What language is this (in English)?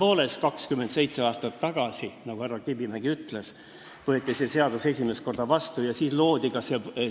Estonian